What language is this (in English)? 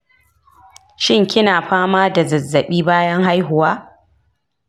Hausa